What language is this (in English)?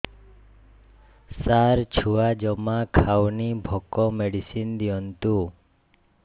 Odia